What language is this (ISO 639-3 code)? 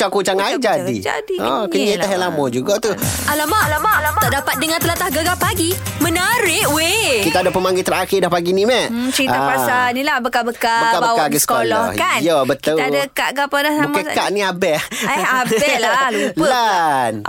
msa